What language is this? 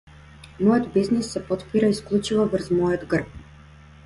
Macedonian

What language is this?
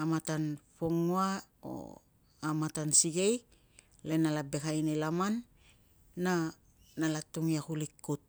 Tungag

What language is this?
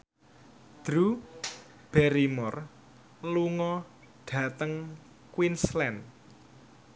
Javanese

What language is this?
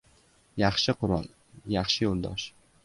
Uzbek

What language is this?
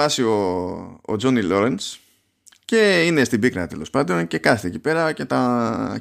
Greek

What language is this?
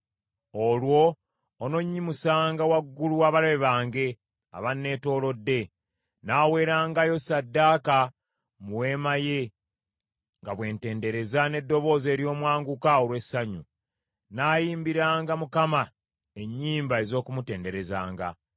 Ganda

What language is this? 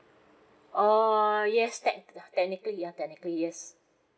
English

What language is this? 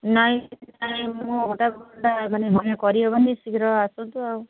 Odia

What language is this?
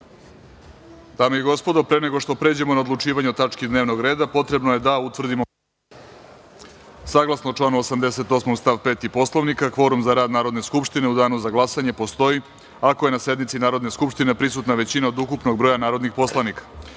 Serbian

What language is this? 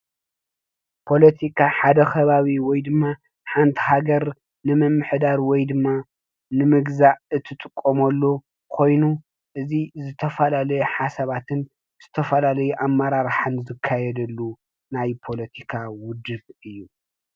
Tigrinya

